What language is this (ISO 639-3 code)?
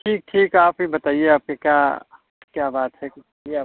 hin